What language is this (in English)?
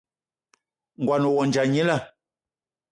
Eton (Cameroon)